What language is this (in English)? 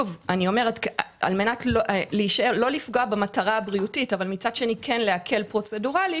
Hebrew